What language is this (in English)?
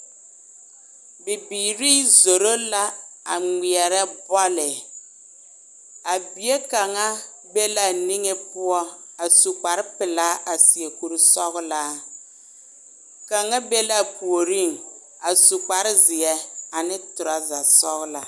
Southern Dagaare